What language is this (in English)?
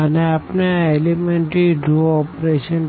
Gujarati